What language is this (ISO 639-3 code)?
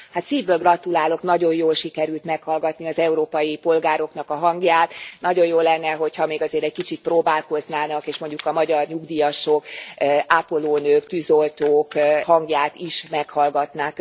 hun